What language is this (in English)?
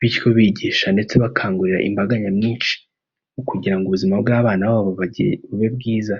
Kinyarwanda